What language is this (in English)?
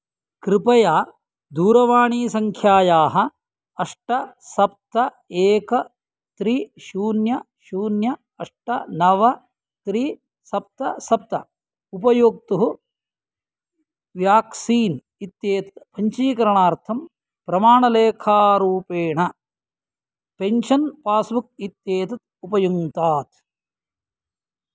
Sanskrit